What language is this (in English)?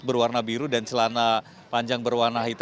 Indonesian